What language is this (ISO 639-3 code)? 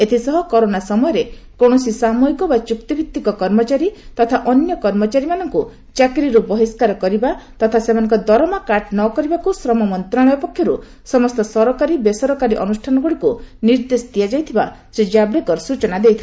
ori